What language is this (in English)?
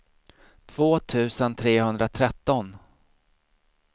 Swedish